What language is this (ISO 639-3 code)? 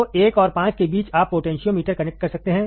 hin